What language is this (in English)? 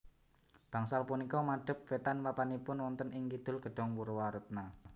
Javanese